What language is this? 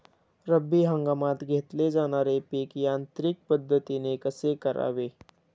Marathi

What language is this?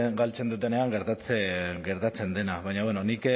Basque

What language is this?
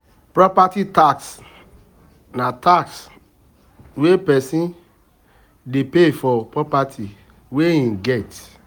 Nigerian Pidgin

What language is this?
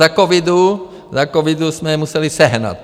Czech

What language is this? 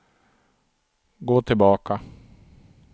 Swedish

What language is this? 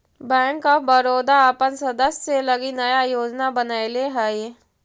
Magahi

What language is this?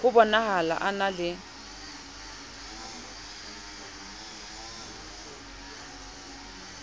Southern Sotho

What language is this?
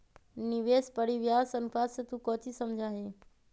Magahi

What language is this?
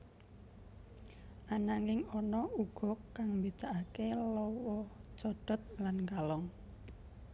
Javanese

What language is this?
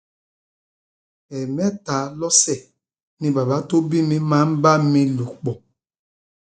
Yoruba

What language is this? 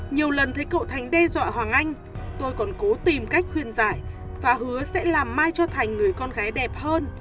Vietnamese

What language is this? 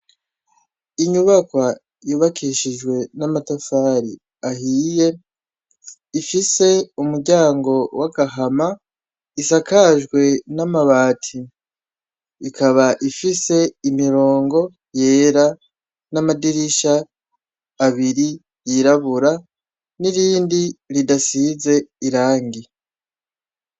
Rundi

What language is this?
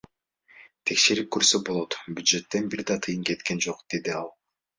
Kyrgyz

